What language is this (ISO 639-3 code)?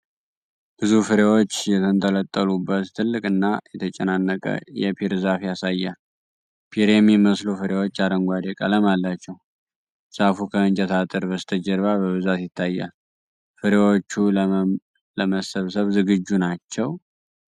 amh